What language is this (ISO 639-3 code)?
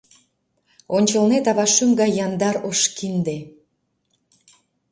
chm